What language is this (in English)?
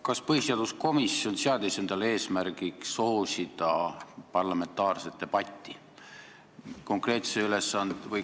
Estonian